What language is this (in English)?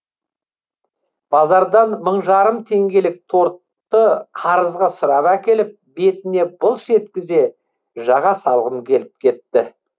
Kazakh